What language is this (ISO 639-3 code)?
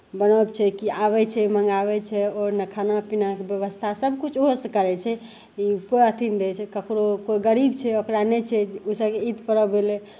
mai